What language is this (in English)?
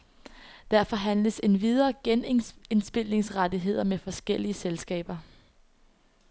Danish